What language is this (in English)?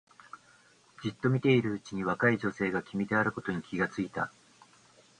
Japanese